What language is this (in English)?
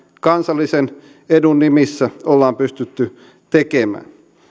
Finnish